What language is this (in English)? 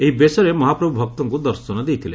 Odia